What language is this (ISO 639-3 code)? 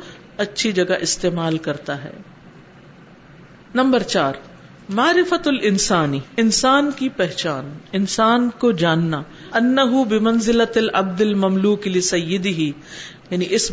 urd